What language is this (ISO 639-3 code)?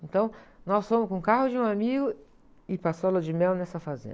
por